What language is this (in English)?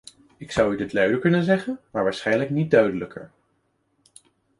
Dutch